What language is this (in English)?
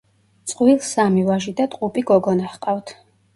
Georgian